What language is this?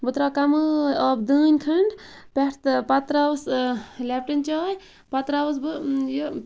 Kashmiri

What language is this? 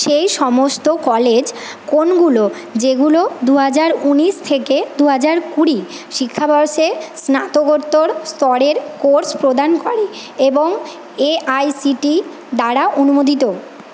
Bangla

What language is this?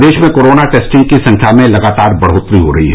Hindi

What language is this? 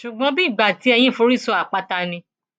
Yoruba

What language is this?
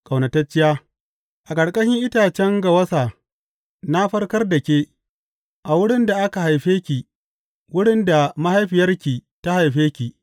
Hausa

